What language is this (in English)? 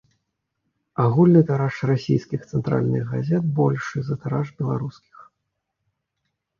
Belarusian